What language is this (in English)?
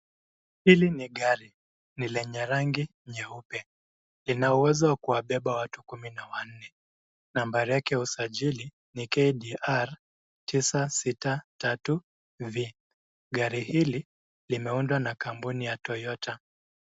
Swahili